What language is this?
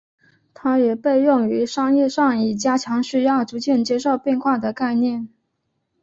Chinese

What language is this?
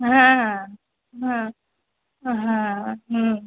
Bangla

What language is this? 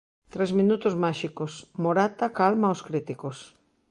Galician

